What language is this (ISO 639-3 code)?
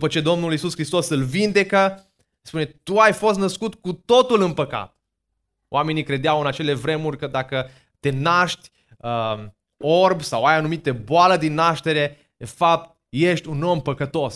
ron